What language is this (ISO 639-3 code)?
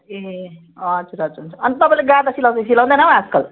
nep